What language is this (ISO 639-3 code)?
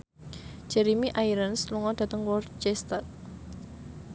jav